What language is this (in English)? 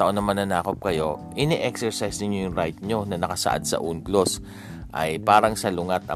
Filipino